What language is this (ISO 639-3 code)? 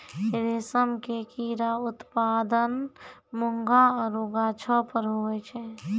mai